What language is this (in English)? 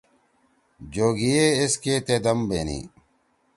Torwali